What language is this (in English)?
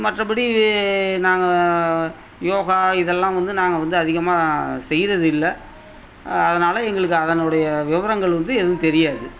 Tamil